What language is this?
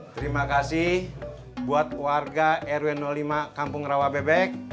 Indonesian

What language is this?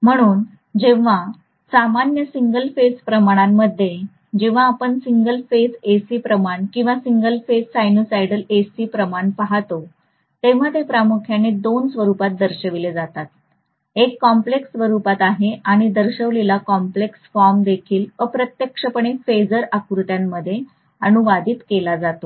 Marathi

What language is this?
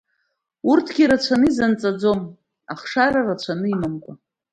Abkhazian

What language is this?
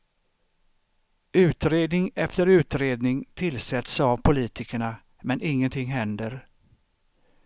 Swedish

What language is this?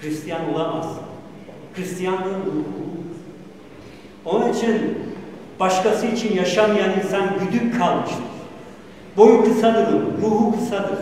Turkish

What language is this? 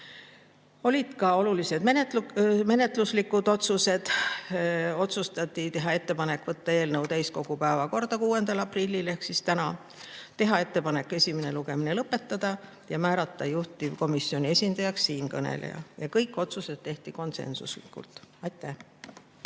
Estonian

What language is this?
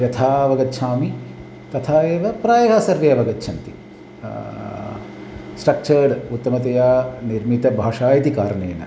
Sanskrit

